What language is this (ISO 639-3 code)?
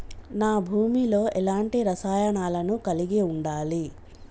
tel